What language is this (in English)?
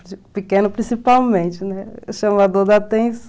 Portuguese